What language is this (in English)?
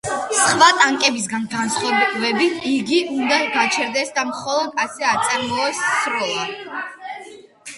Georgian